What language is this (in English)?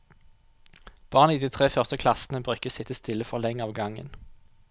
Norwegian